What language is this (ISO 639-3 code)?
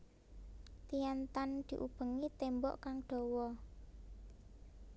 jav